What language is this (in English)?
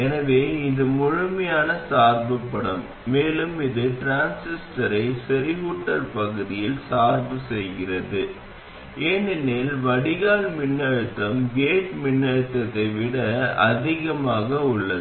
Tamil